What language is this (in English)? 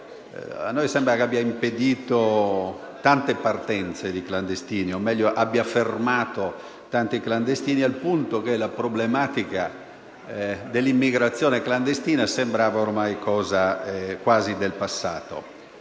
Italian